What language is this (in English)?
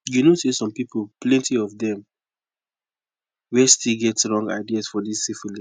Nigerian Pidgin